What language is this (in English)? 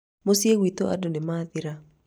Kikuyu